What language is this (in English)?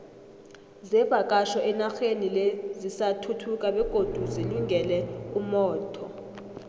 South Ndebele